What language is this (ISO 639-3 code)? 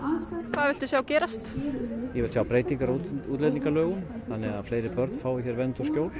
isl